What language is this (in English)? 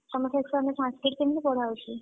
Odia